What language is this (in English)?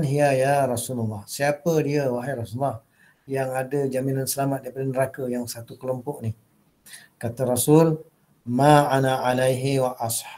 Malay